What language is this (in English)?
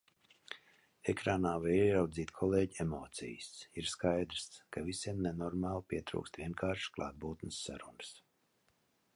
Latvian